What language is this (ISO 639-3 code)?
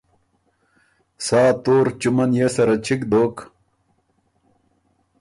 oru